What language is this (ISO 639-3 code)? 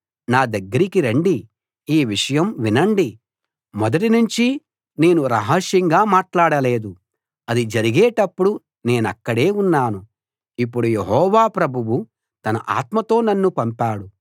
tel